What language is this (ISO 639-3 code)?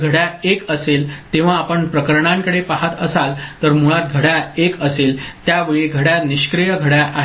mar